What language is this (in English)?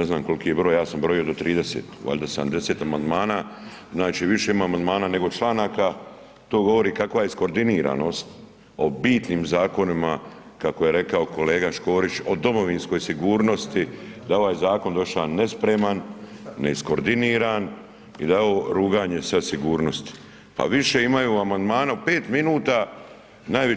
Croatian